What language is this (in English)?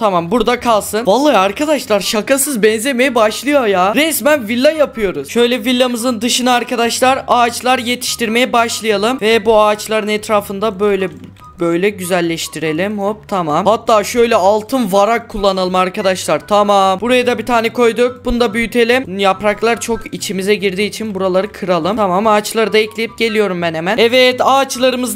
Turkish